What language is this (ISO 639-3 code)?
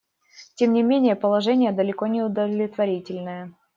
rus